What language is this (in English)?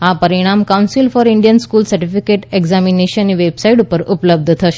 Gujarati